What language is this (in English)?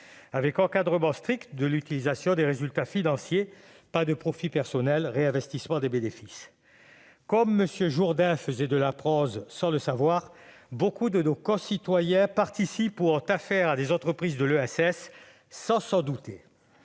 French